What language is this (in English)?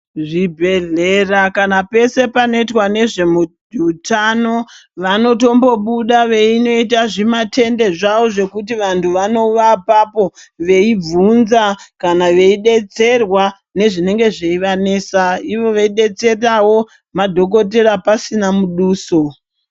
Ndau